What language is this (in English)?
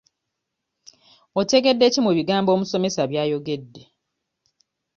Ganda